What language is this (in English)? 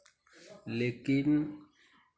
Hindi